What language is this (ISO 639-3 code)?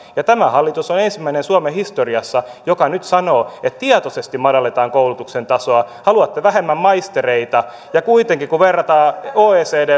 fin